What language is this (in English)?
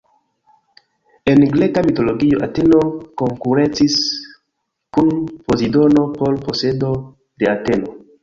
Esperanto